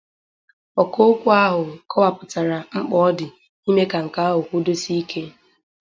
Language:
Igbo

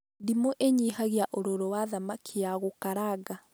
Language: Kikuyu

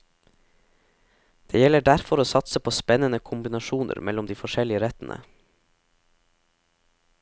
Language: Norwegian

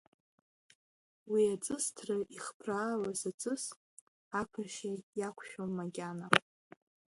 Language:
Abkhazian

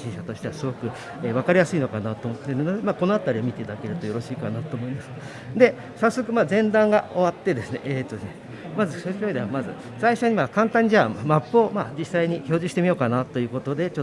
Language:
Japanese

